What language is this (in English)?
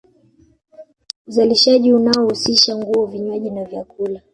Swahili